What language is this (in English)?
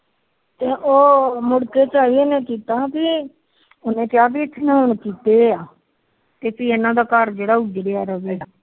Punjabi